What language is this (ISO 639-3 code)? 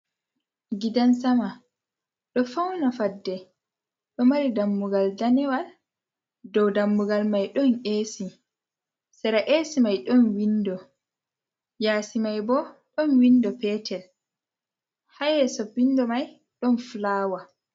ful